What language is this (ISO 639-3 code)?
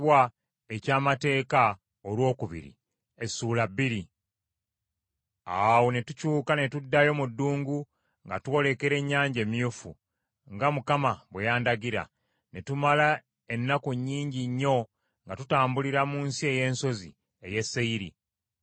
lug